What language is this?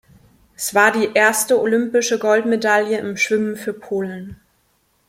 German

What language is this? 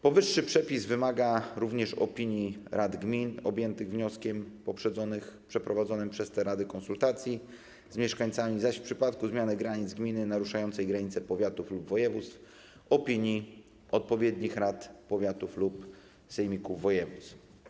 Polish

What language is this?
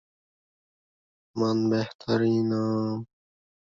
Russian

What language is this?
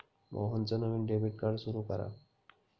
Marathi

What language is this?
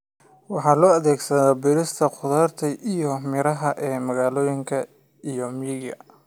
Somali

